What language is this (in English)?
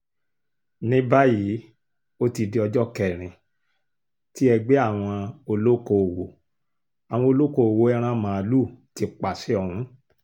Yoruba